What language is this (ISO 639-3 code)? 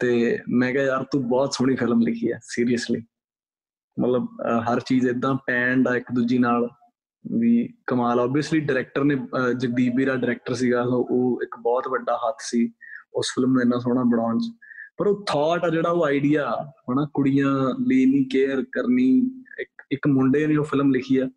pan